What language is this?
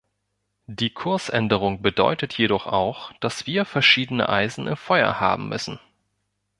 German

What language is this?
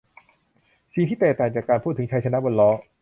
Thai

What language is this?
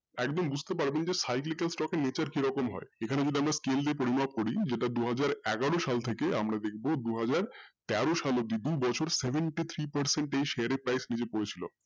Bangla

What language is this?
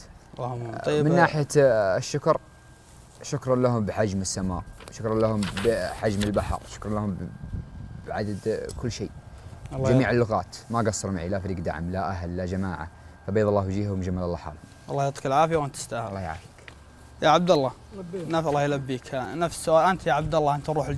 Arabic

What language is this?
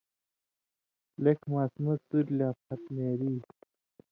Indus Kohistani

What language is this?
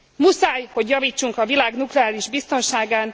Hungarian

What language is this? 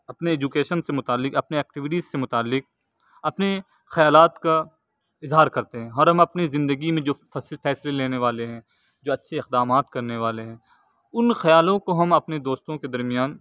Urdu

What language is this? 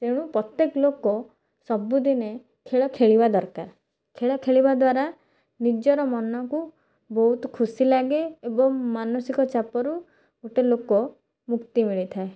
Odia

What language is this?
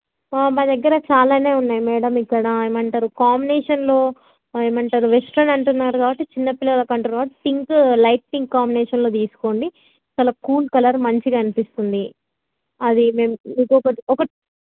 Telugu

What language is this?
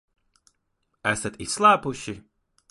Latvian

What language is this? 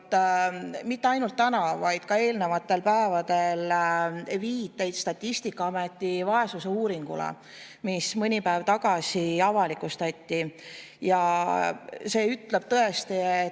Estonian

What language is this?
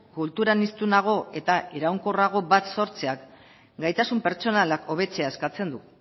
Basque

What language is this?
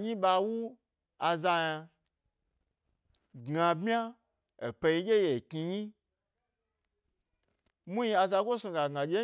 Gbari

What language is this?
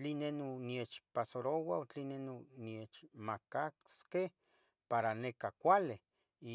Tetelcingo Nahuatl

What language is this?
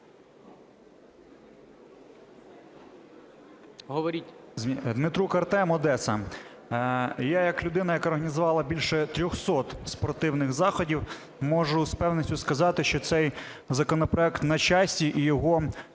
Ukrainian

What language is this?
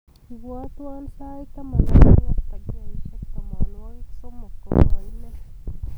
Kalenjin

